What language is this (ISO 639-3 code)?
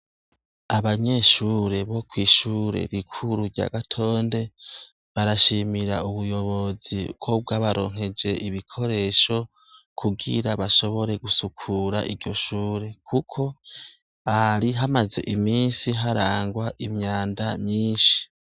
run